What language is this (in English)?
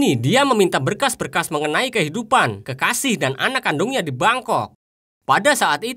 Indonesian